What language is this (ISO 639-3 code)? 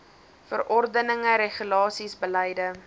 afr